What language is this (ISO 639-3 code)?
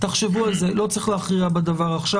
heb